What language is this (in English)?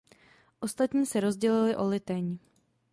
Czech